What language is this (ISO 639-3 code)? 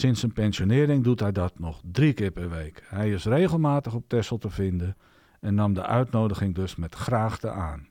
nld